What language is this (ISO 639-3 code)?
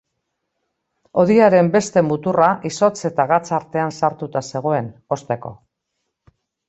eus